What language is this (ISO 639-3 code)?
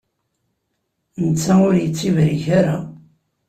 kab